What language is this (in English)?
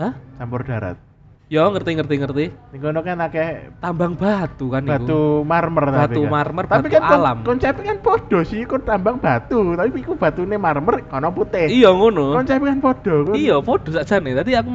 Indonesian